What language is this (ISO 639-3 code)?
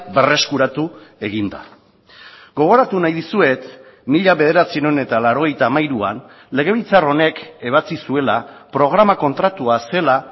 eus